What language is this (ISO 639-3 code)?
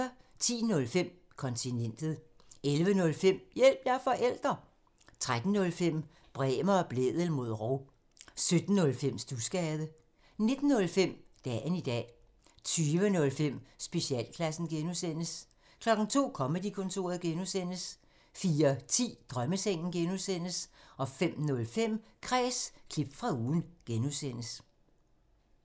dan